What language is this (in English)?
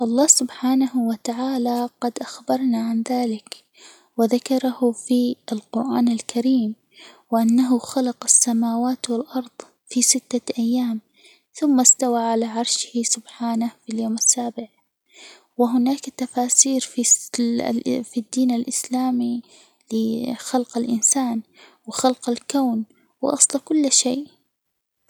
Hijazi Arabic